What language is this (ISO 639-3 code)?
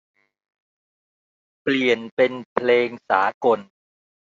tha